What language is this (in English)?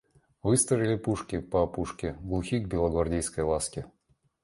Russian